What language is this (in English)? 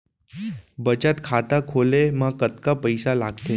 Chhattisgarhi